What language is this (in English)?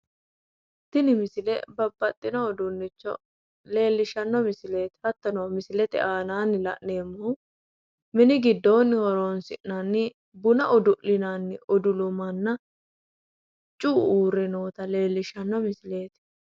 Sidamo